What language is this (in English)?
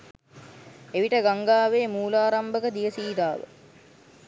Sinhala